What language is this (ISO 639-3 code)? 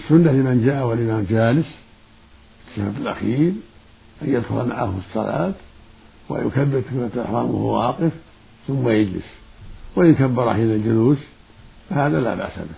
ara